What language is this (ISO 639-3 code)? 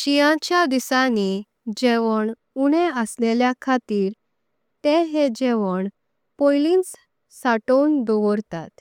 kok